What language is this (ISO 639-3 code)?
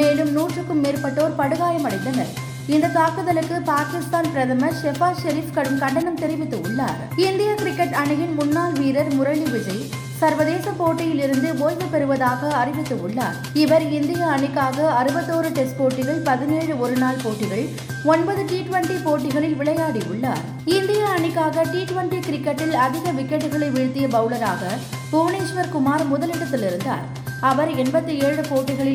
tam